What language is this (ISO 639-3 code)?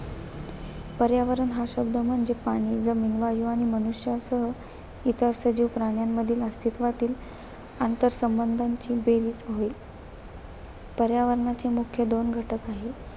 mar